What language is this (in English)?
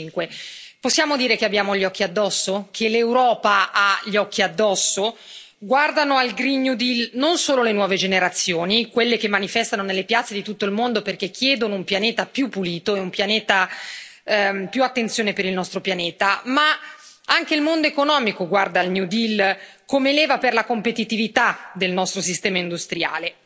Italian